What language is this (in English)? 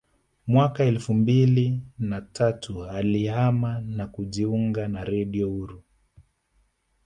Swahili